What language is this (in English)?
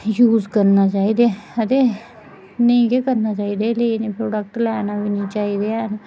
Dogri